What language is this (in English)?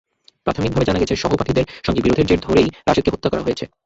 Bangla